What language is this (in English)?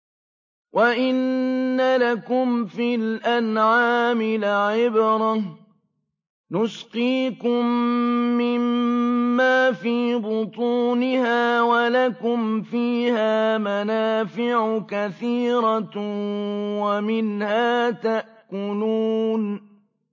Arabic